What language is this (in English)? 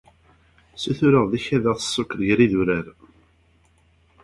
Kabyle